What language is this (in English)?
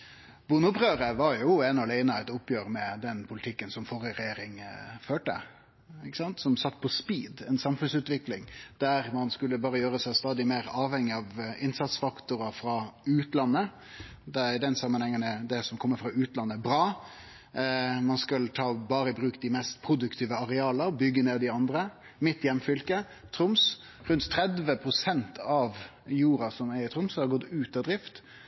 Norwegian Nynorsk